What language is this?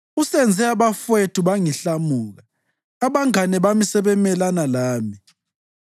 North Ndebele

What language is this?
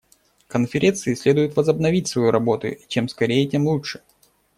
Russian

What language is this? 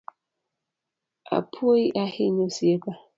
Luo (Kenya and Tanzania)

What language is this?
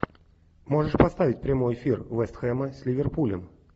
Russian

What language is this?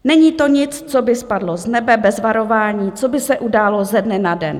Czech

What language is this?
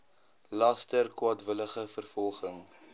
Afrikaans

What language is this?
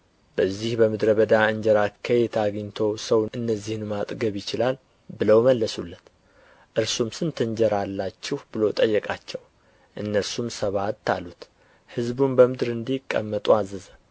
Amharic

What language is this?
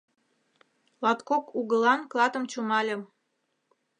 Mari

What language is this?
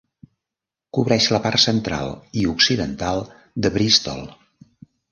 Catalan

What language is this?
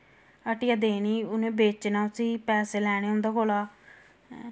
Dogri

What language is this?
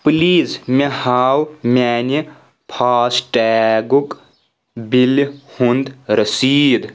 Kashmiri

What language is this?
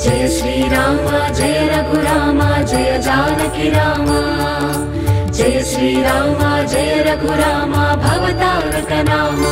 Hindi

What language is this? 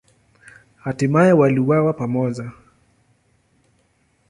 Swahili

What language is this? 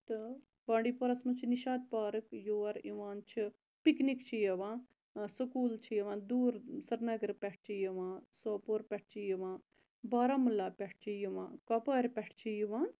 Kashmiri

